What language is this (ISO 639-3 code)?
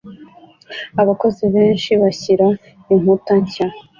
kin